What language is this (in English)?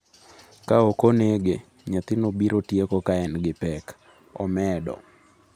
Luo (Kenya and Tanzania)